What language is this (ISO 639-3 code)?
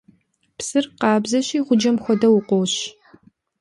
kbd